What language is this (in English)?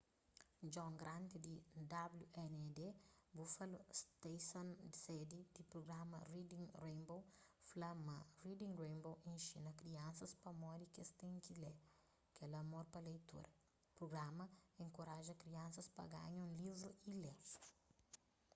Kabuverdianu